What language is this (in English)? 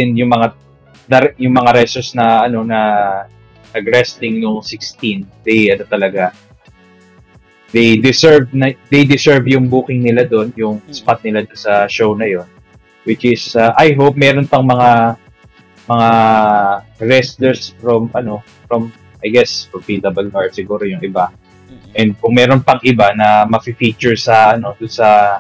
Filipino